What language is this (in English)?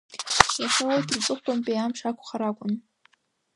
Abkhazian